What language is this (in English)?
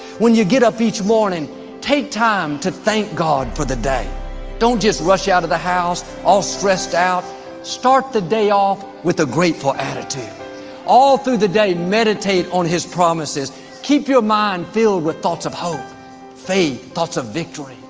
English